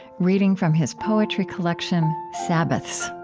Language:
English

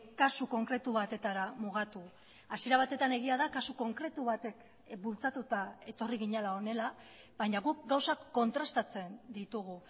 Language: Basque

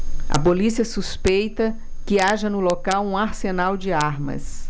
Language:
Portuguese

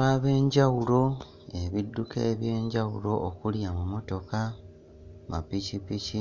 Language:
Ganda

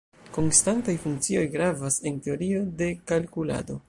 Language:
Esperanto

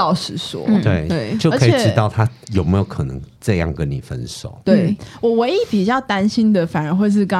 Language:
Chinese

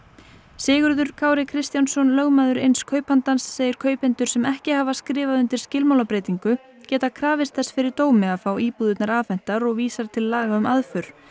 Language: Icelandic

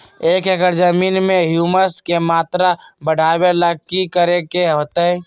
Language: Magahi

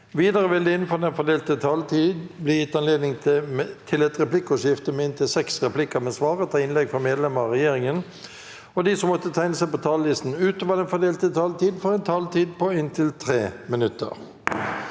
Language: Norwegian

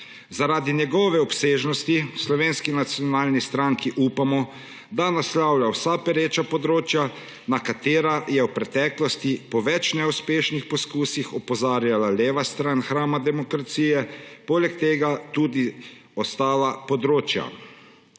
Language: Slovenian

